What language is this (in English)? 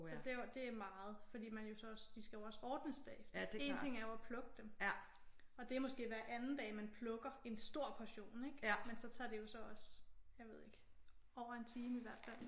Danish